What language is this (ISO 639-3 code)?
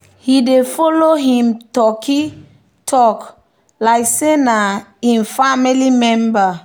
pcm